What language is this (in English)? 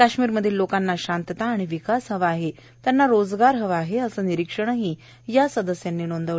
Marathi